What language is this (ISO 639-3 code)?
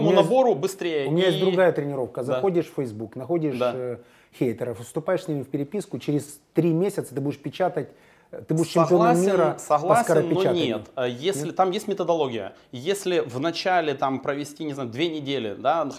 rus